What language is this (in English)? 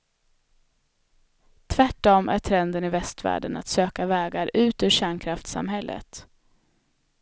Swedish